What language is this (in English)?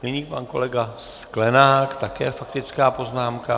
Czech